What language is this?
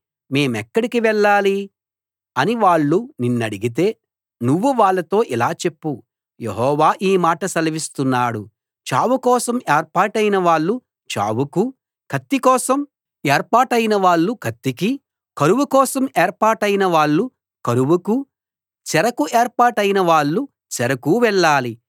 Telugu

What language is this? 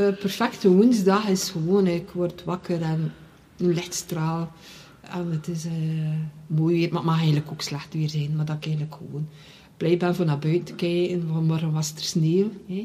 Dutch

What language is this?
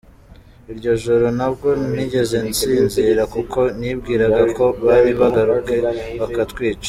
Kinyarwanda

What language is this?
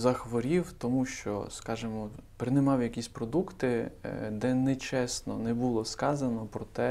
Ukrainian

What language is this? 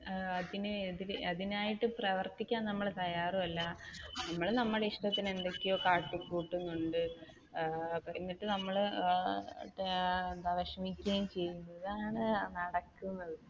Malayalam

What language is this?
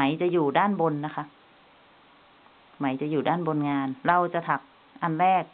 Thai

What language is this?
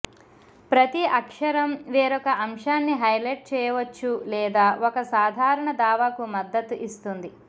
Telugu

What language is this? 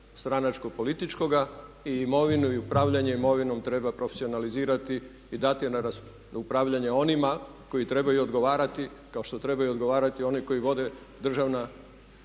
Croatian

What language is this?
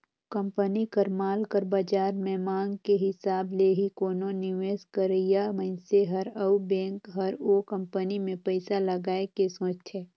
Chhattisgarhi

